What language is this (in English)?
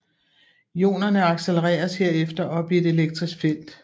Danish